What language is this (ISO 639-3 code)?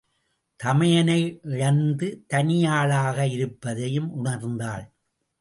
tam